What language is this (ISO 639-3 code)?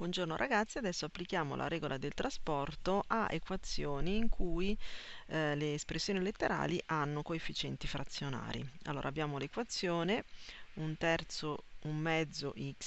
ita